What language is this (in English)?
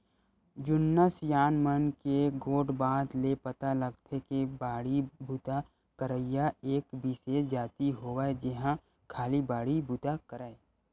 Chhattisgarhi